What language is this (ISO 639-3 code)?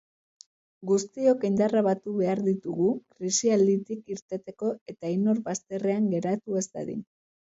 eus